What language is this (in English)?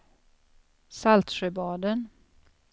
Swedish